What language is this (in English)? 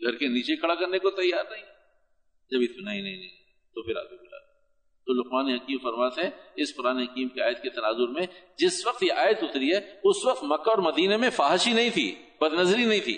Urdu